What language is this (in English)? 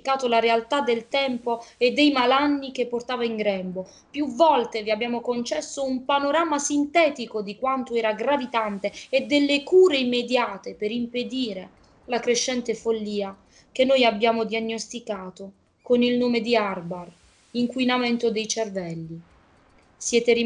Italian